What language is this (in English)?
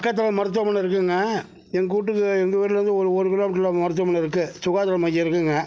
Tamil